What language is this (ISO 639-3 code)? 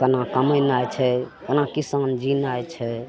mai